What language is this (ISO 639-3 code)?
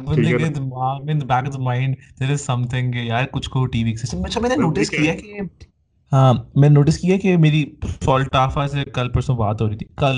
urd